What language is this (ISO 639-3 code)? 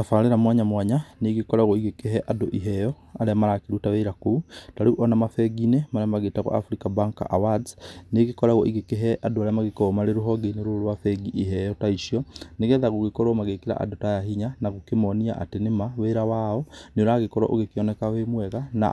kik